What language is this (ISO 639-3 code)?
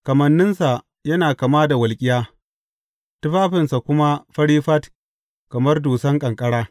hau